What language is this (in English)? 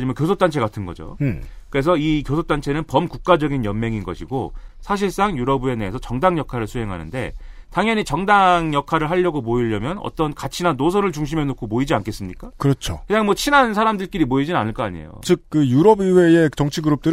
Korean